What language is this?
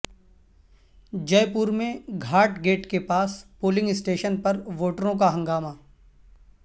Urdu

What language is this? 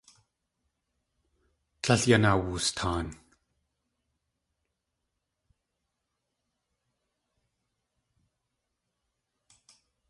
Tlingit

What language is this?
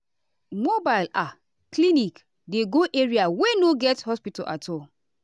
Nigerian Pidgin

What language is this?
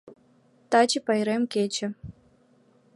Mari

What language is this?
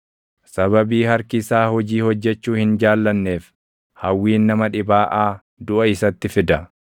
Oromo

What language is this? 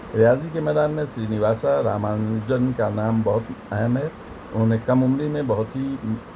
Urdu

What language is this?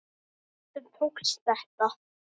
Icelandic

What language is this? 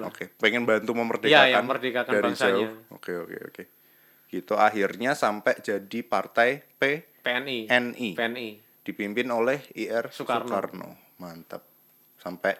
Indonesian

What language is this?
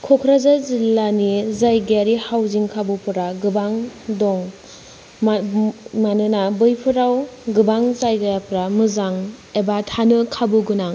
Bodo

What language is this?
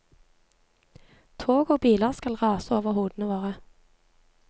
Norwegian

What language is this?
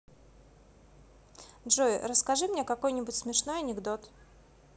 Russian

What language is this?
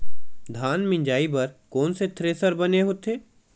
Chhattisgarhi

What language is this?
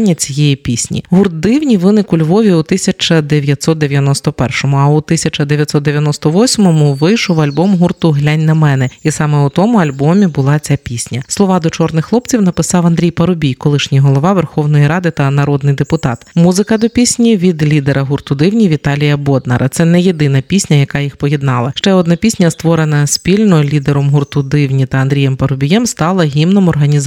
Ukrainian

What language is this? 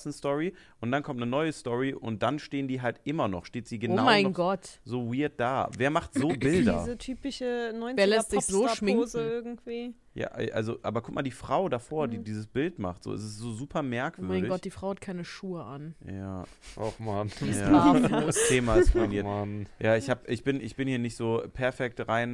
German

